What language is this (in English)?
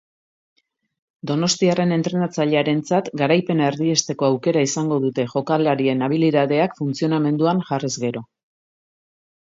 Basque